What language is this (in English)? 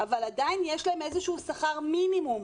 Hebrew